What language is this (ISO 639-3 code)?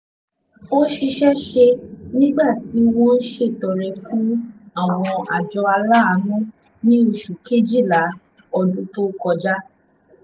yor